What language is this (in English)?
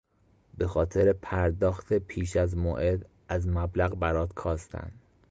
Persian